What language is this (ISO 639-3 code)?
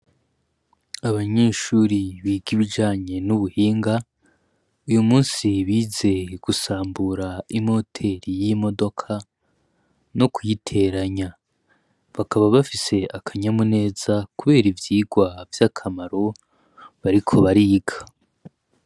run